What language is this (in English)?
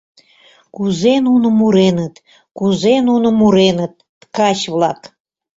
Mari